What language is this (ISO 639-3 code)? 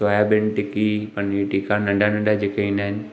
snd